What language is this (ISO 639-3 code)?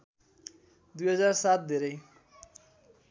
nep